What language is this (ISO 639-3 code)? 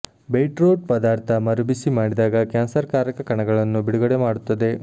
kan